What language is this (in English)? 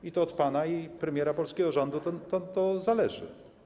Polish